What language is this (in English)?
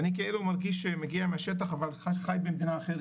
Hebrew